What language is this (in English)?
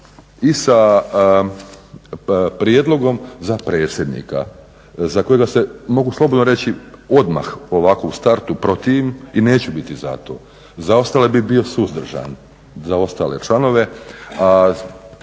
Croatian